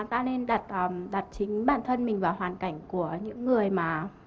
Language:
Vietnamese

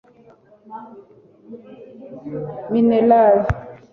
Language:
Kinyarwanda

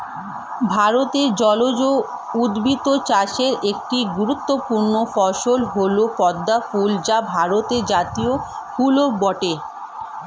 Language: Bangla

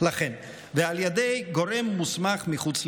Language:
Hebrew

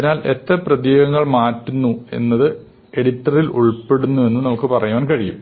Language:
Malayalam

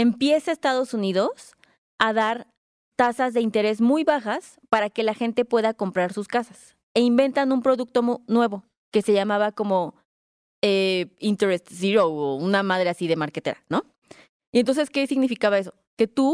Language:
Spanish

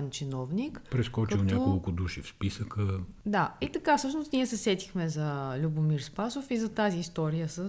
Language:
Bulgarian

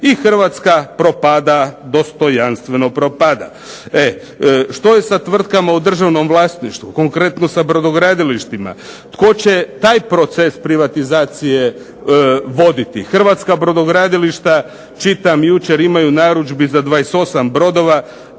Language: Croatian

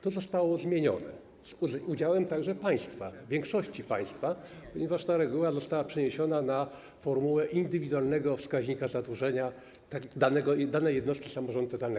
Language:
Polish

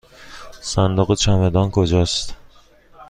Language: Persian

